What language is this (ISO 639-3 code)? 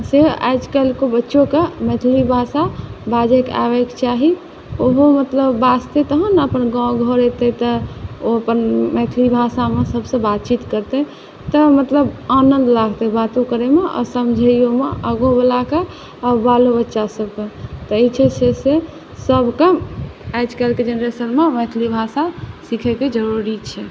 mai